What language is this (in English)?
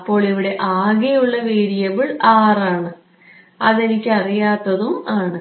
Malayalam